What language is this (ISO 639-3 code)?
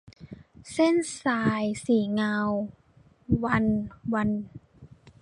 tha